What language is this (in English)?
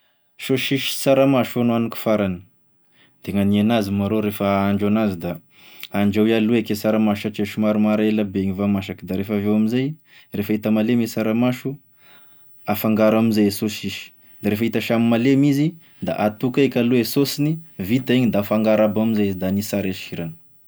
Tesaka Malagasy